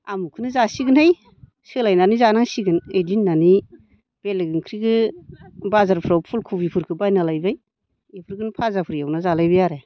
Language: Bodo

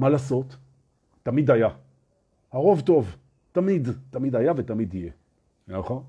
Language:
Hebrew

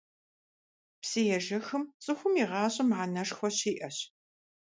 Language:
Kabardian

